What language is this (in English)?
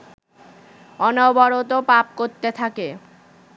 Bangla